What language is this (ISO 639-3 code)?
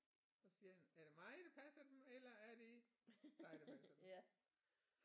dan